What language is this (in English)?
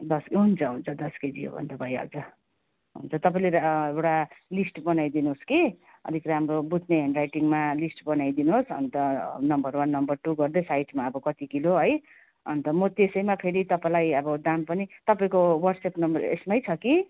Nepali